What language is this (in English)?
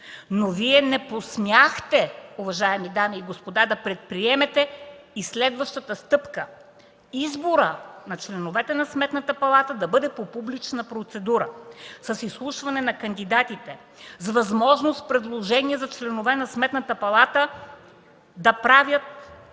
Bulgarian